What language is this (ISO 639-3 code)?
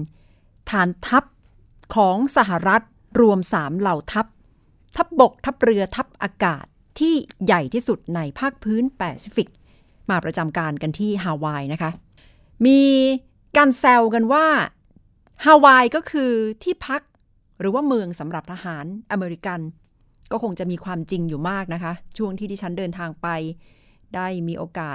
tha